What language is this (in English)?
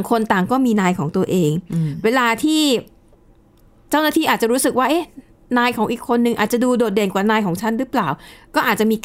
Thai